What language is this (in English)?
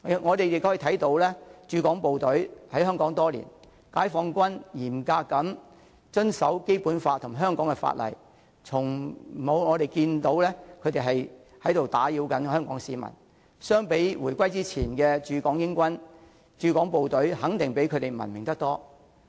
Cantonese